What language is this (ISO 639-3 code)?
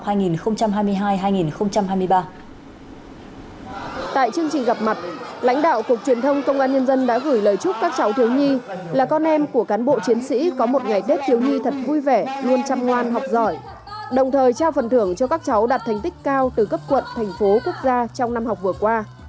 vie